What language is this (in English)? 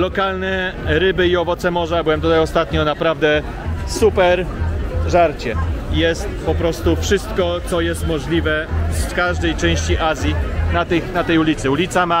Polish